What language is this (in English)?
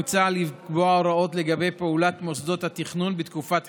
Hebrew